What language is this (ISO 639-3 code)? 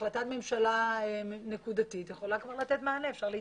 heb